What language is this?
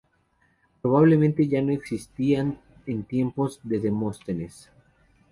Spanish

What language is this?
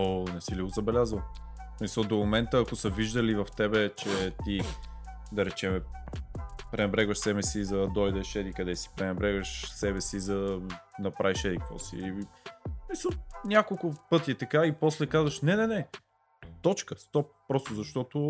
Bulgarian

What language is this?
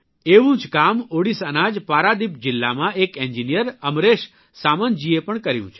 Gujarati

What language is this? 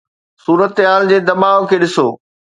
Sindhi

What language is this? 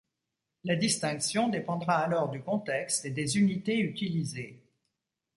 French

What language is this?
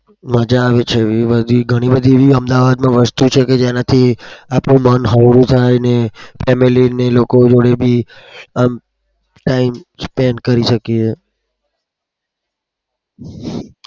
Gujarati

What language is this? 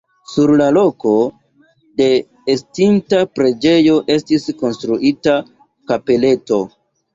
Esperanto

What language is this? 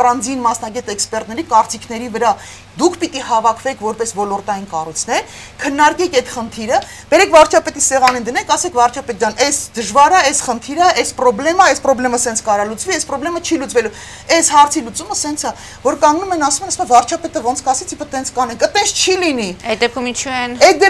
Romanian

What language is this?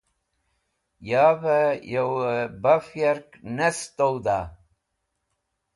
Wakhi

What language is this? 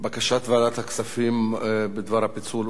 Hebrew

